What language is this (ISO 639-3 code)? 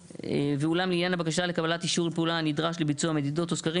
heb